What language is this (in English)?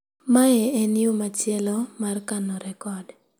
Luo (Kenya and Tanzania)